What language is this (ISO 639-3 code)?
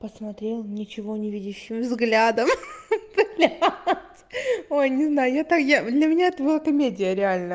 rus